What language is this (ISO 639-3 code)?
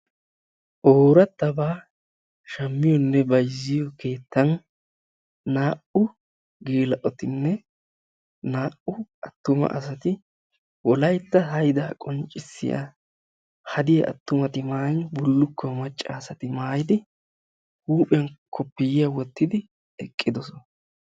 wal